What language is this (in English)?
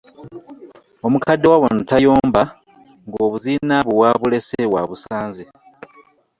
Ganda